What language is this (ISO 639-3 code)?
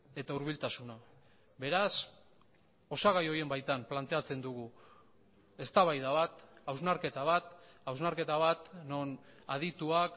eus